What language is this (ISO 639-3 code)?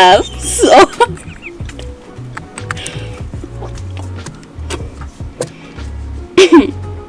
eng